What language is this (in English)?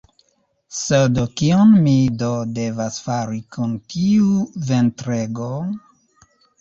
Esperanto